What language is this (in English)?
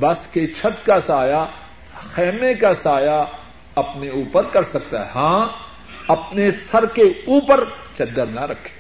Urdu